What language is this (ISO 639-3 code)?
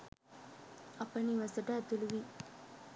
sin